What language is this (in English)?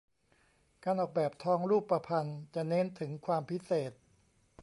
Thai